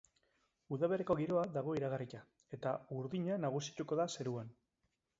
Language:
Basque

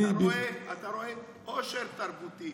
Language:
Hebrew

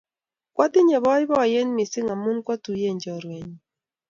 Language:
Kalenjin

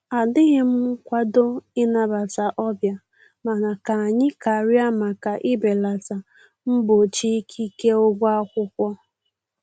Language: Igbo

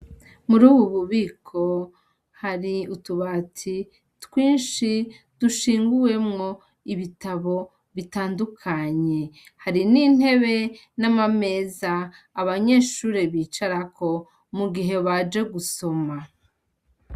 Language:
Rundi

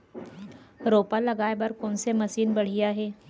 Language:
Chhattisgarhi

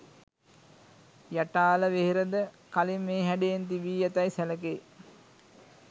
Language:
Sinhala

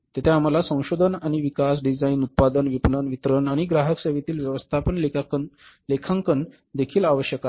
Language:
Marathi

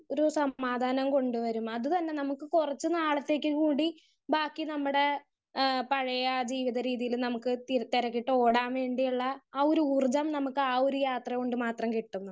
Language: Malayalam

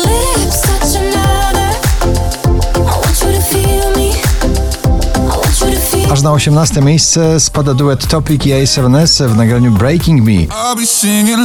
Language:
Polish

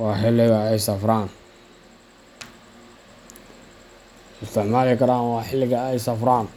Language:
Somali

